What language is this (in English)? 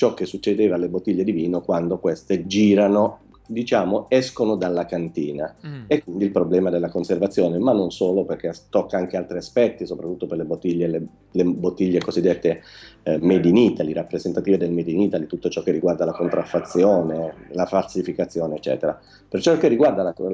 Italian